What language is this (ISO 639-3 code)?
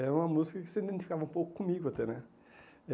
por